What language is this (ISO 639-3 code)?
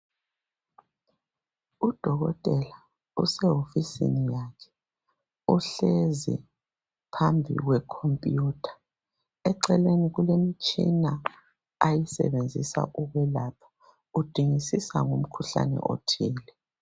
nde